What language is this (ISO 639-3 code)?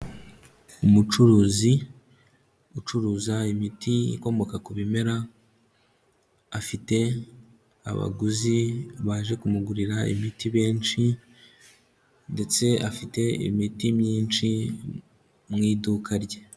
kin